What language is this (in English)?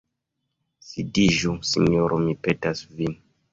Esperanto